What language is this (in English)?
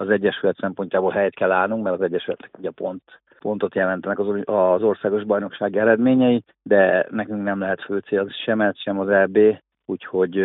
Hungarian